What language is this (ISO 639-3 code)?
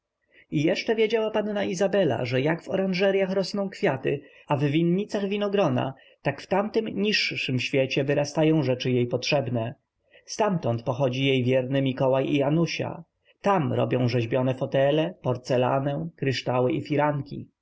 pol